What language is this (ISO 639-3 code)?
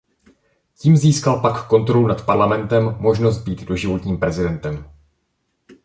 ces